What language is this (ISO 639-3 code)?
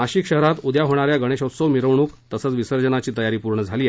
mar